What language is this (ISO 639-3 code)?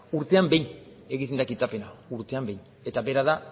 eus